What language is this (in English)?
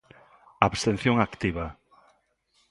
Galician